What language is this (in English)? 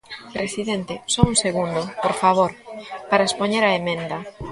Galician